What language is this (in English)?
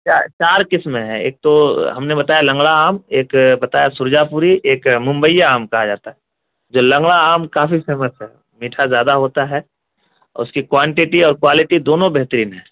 Urdu